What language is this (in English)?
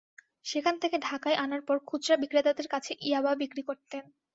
Bangla